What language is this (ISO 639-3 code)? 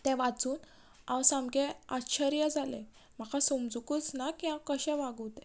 kok